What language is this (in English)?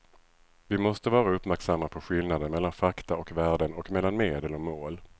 Swedish